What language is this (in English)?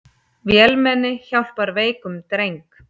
Icelandic